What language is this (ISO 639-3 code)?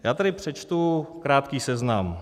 ces